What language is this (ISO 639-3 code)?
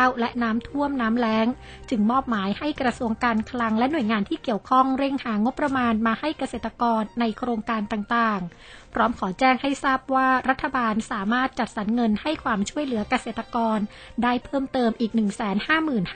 tha